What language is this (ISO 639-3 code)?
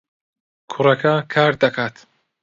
ckb